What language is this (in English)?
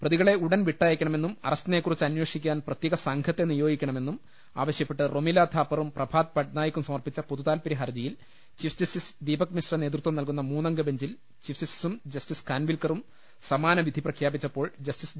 Malayalam